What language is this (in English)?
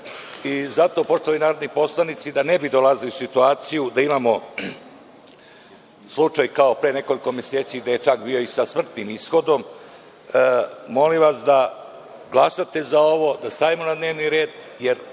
Serbian